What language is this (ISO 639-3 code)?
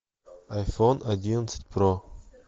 rus